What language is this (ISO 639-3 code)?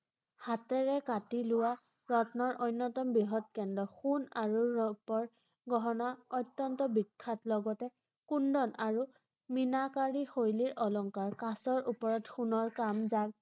asm